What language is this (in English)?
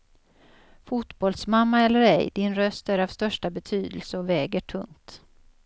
Swedish